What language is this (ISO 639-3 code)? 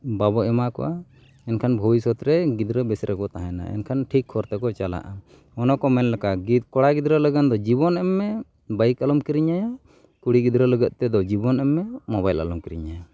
sat